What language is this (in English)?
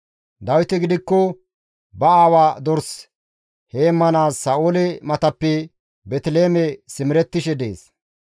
Gamo